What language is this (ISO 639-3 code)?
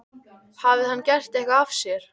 isl